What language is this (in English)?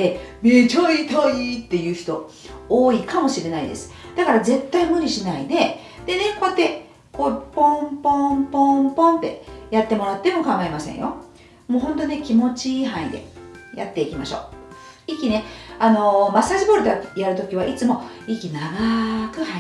Japanese